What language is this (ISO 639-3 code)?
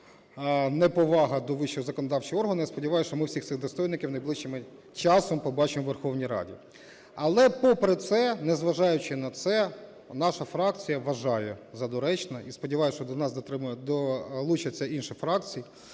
ukr